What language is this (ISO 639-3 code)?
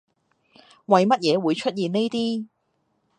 yue